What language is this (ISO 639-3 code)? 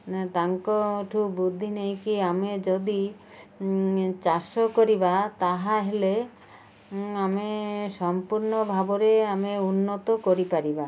ori